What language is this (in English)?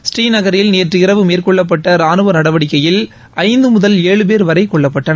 Tamil